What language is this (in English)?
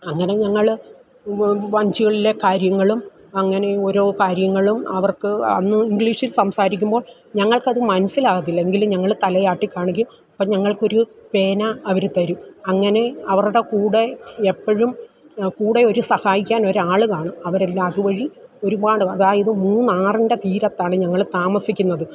Malayalam